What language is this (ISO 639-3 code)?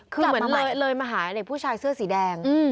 tha